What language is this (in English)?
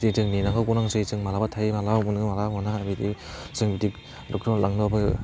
Bodo